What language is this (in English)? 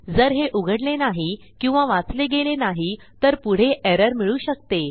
Marathi